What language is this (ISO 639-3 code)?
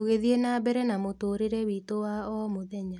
kik